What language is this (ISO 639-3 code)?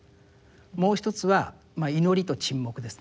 jpn